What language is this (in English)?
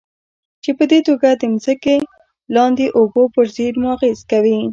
Pashto